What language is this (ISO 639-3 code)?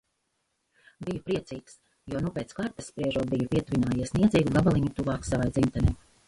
lav